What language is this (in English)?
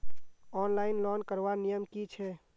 Magahi